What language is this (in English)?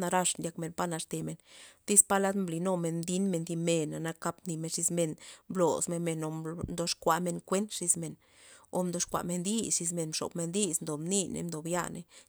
Loxicha Zapotec